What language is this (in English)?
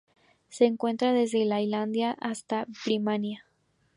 Spanish